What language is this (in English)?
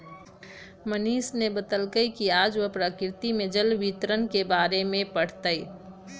Magahi